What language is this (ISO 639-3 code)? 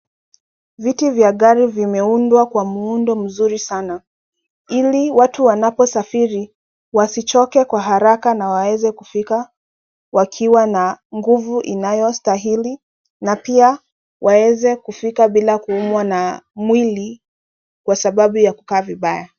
swa